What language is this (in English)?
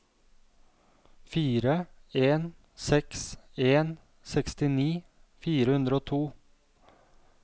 Norwegian